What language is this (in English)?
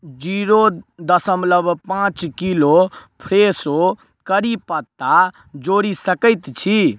Maithili